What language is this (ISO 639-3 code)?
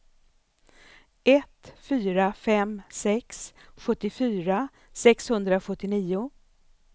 swe